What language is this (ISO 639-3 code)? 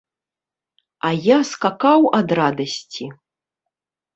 bel